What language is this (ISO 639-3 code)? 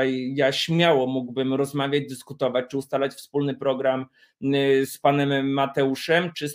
pol